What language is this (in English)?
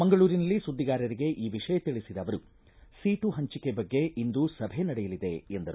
Kannada